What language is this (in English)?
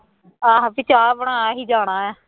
Punjabi